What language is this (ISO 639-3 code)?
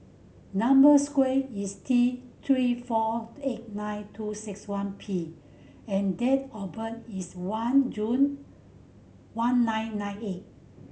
eng